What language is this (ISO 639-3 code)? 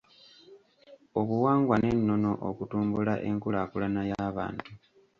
lug